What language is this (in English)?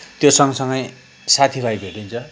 Nepali